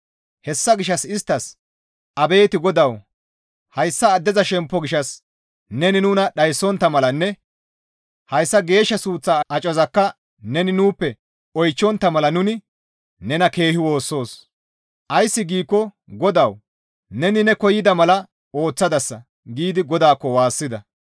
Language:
Gamo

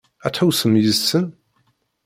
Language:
Kabyle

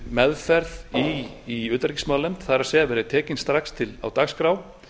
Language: Icelandic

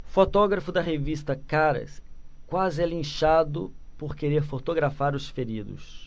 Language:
Portuguese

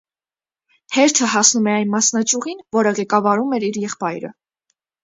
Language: Armenian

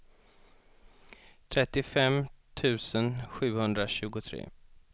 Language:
Swedish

